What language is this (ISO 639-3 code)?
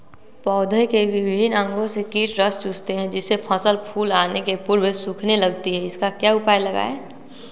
mag